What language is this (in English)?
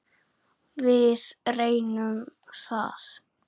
Icelandic